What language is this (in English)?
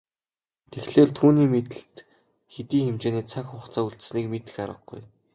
Mongolian